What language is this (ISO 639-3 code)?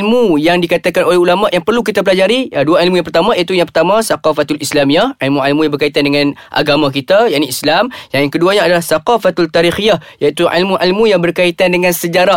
msa